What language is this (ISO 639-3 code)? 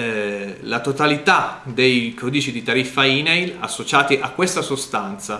ita